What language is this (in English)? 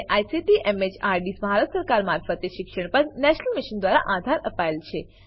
Gujarati